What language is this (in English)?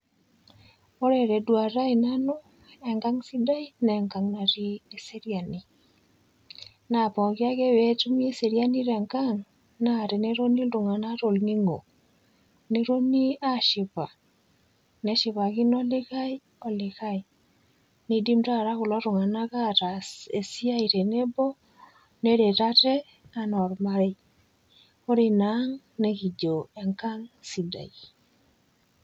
Masai